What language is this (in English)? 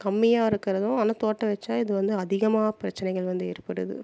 Tamil